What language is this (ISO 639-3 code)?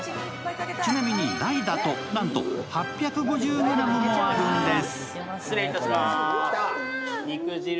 jpn